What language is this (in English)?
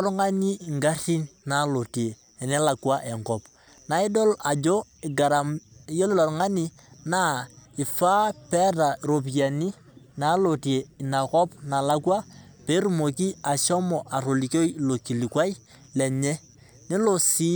Masai